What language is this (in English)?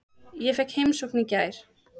Icelandic